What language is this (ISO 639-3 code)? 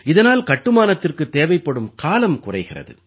tam